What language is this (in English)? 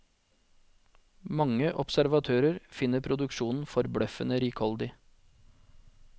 Norwegian